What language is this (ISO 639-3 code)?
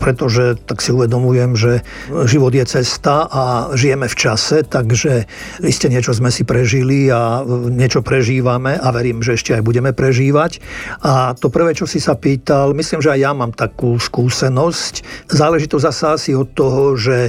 slk